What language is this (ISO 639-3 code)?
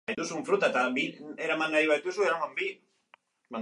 eus